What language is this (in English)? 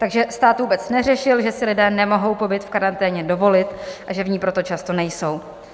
Czech